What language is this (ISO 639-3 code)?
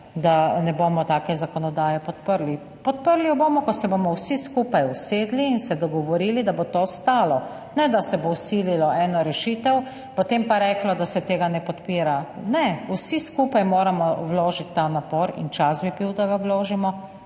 slv